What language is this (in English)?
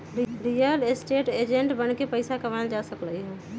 Magahi